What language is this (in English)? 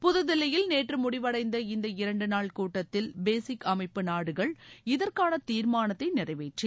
Tamil